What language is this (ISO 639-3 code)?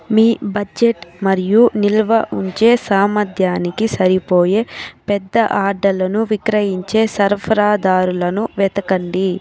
tel